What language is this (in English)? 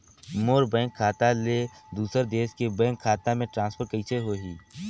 Chhattisgarhi